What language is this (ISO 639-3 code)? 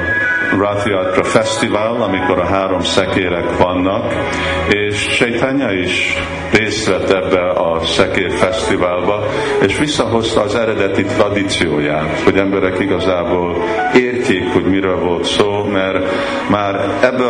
hun